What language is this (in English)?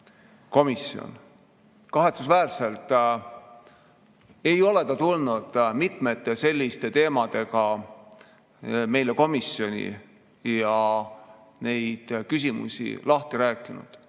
Estonian